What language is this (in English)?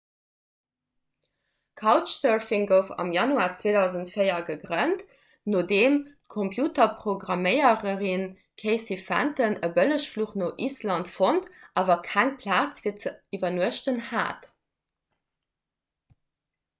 Luxembourgish